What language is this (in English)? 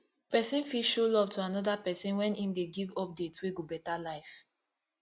Nigerian Pidgin